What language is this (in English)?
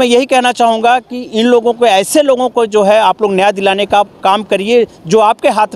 Hindi